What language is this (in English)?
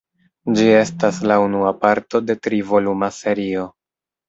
Esperanto